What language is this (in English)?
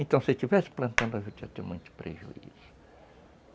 Portuguese